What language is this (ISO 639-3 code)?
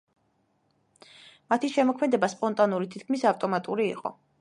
kat